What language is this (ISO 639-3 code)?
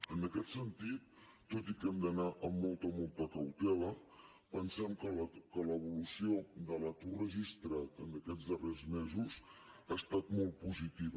cat